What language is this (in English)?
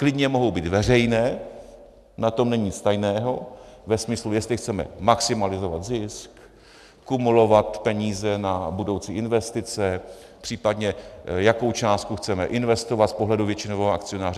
Czech